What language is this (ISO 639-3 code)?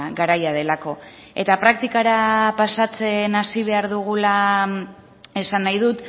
eus